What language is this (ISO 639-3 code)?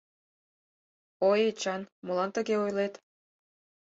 chm